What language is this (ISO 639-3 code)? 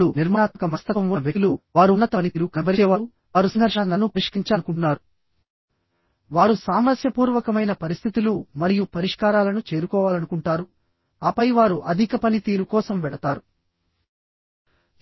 tel